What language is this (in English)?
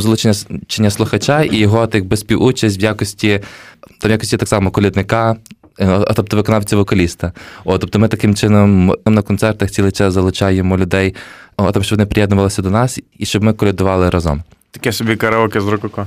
Ukrainian